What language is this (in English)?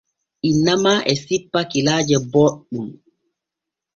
Borgu Fulfulde